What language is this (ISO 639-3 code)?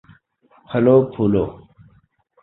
urd